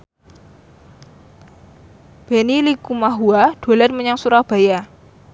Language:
Javanese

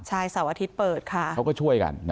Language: Thai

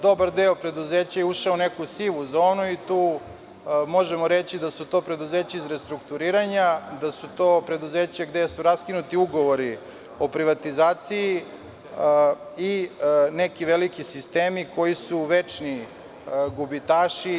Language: Serbian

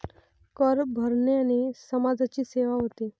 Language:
Marathi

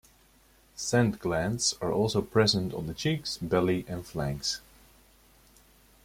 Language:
English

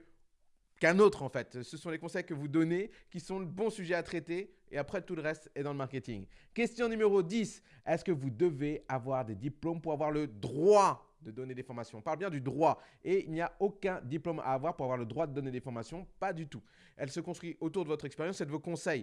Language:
French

